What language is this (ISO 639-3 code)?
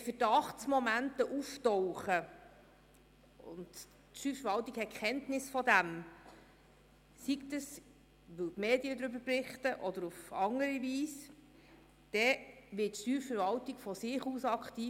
gsw